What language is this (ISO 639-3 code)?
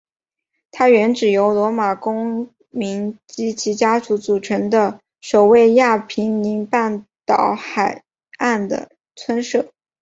zho